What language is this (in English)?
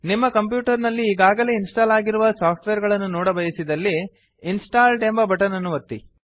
Kannada